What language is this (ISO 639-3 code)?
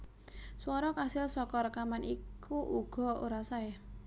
jav